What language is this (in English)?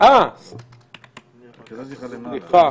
Hebrew